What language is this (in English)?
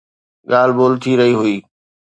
Sindhi